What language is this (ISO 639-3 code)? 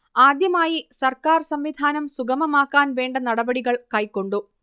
mal